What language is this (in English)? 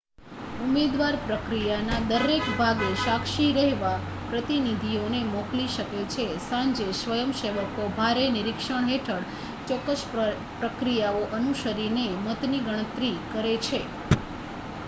Gujarati